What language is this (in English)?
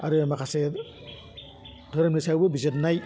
Bodo